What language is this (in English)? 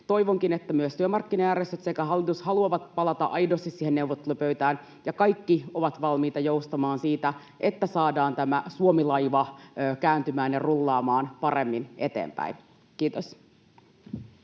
Finnish